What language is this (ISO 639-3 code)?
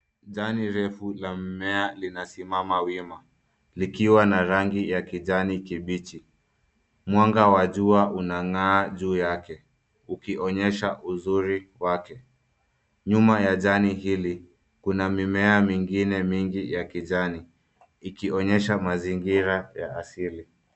swa